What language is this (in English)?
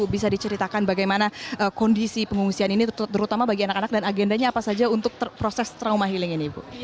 Indonesian